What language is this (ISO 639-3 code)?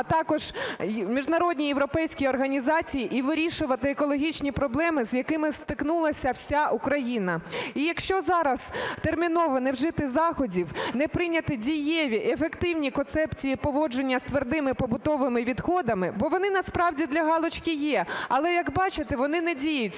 ukr